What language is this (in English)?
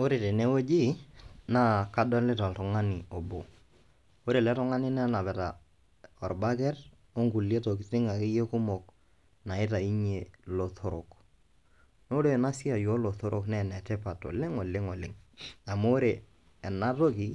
Masai